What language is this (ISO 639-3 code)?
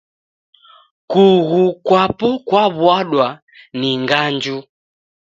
dav